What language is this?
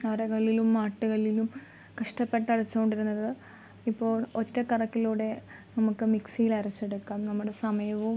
Malayalam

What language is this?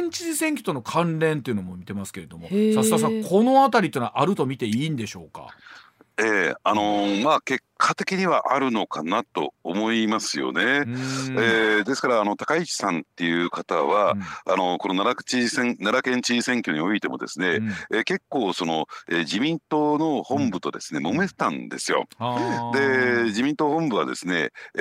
Japanese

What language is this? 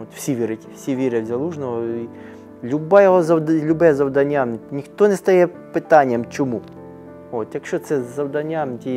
Ukrainian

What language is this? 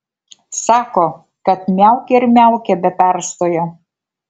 Lithuanian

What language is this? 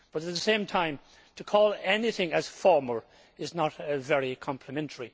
English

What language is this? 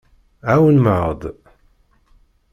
Kabyle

